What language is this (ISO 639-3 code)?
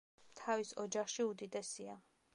kat